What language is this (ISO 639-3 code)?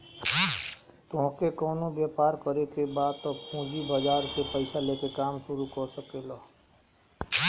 bho